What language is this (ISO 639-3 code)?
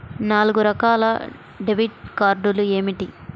tel